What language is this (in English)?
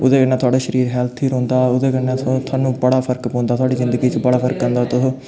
Dogri